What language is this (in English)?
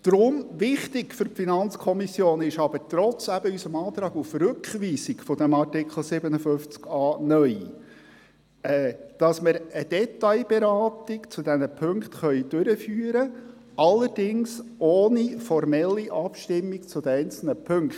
Swiss German